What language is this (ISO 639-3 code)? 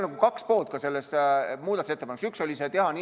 est